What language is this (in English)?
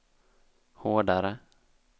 Swedish